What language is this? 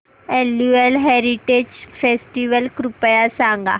Marathi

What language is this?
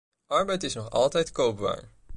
Dutch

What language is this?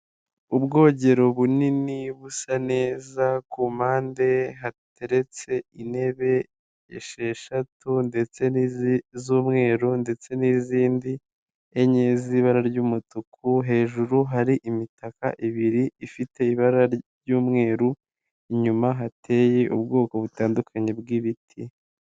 Kinyarwanda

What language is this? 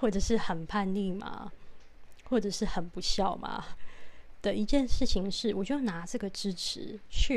Chinese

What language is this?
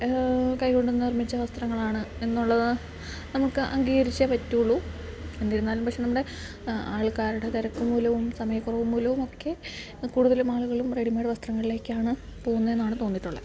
Malayalam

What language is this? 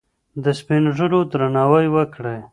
Pashto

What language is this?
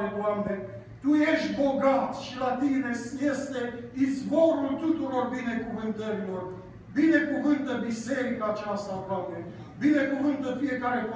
Romanian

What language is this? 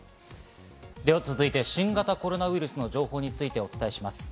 Japanese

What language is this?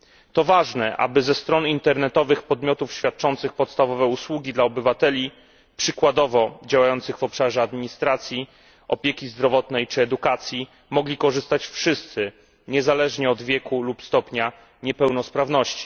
Polish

